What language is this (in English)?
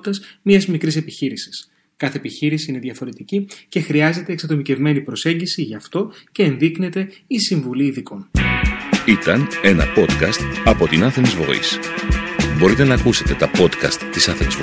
Greek